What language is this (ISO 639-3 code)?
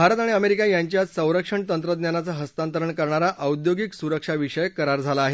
mar